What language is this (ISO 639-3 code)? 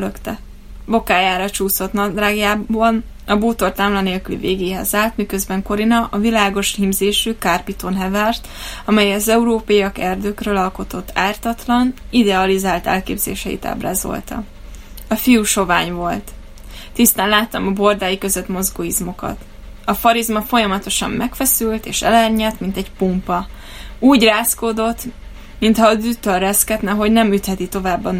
hun